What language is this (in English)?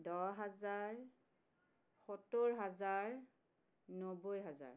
Assamese